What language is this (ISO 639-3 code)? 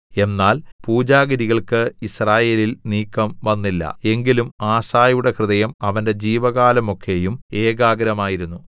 mal